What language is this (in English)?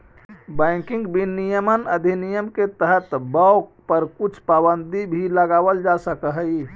Magahi